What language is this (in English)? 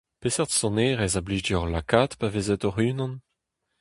Breton